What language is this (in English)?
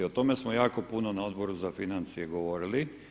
Croatian